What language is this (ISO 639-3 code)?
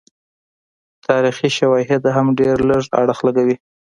pus